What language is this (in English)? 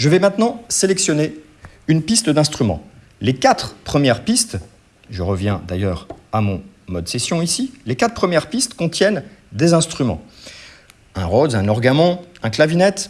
French